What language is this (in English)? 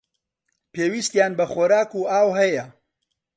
Central Kurdish